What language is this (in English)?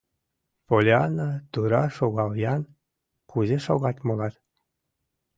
Mari